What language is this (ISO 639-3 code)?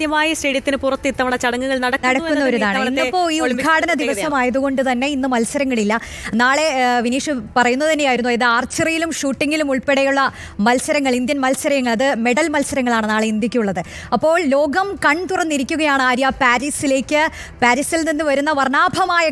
mal